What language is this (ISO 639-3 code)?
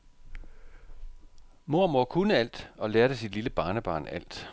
dan